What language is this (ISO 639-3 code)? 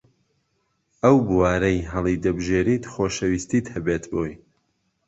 ckb